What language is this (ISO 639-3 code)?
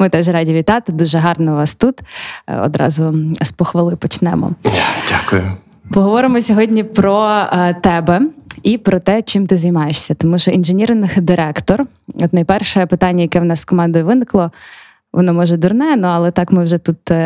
ukr